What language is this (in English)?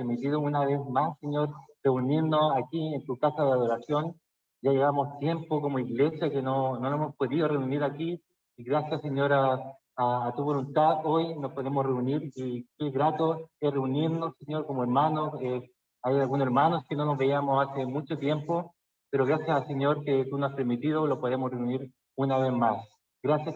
Spanish